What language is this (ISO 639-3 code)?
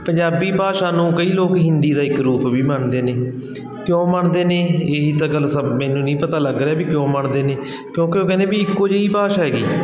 pan